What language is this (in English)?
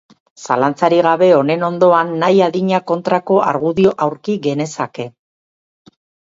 Basque